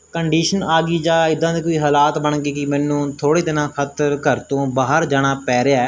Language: Punjabi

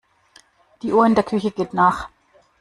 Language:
German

